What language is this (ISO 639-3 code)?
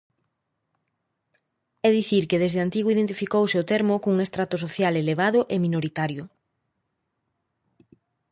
glg